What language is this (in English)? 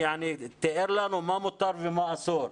Hebrew